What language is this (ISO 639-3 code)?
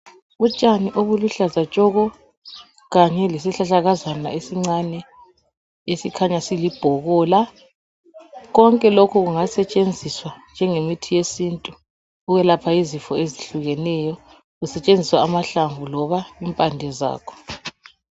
nde